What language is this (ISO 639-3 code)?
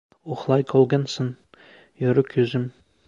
uzb